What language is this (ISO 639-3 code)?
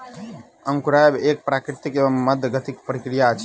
mai